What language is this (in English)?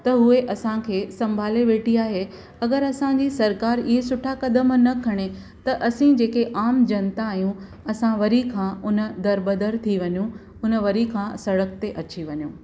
Sindhi